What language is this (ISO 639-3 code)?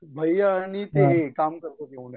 mar